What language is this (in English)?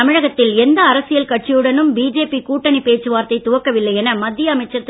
Tamil